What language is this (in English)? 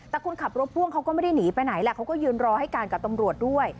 Thai